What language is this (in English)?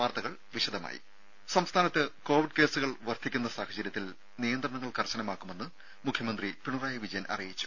Malayalam